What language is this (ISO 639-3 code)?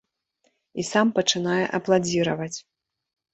bel